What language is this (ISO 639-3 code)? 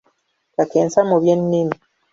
lug